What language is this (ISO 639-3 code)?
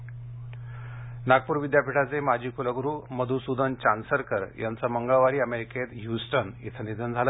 mar